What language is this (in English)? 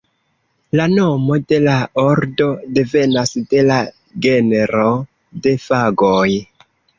Esperanto